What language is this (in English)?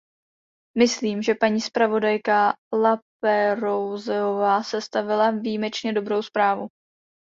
Czech